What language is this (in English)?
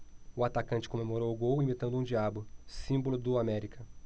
Portuguese